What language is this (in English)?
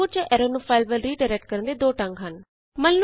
Punjabi